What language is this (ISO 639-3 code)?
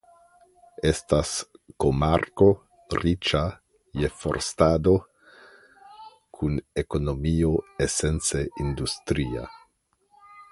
epo